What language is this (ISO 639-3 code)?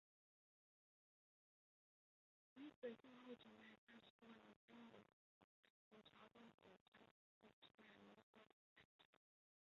zho